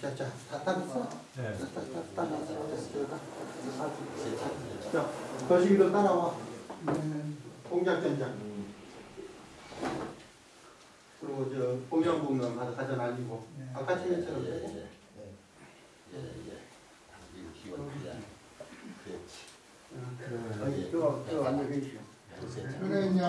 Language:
Korean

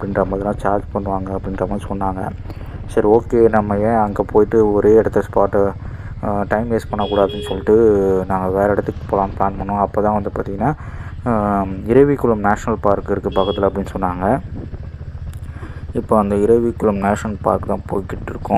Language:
Indonesian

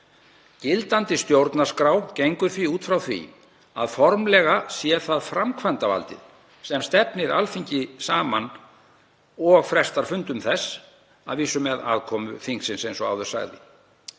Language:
Icelandic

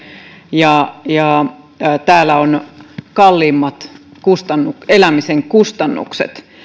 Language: Finnish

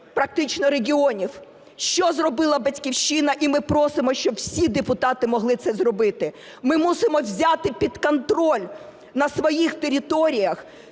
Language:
Ukrainian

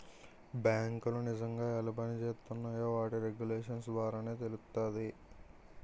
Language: Telugu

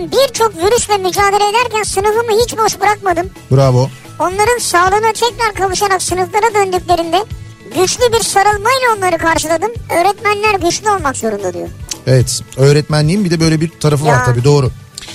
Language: Turkish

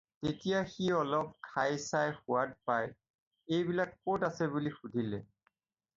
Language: Assamese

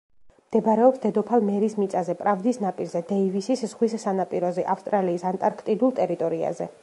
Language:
Georgian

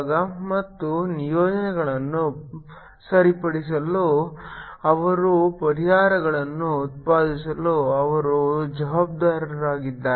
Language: Kannada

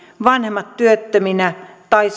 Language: Finnish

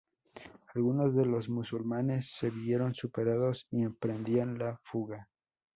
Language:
Spanish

